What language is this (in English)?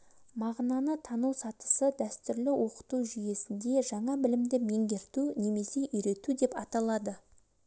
Kazakh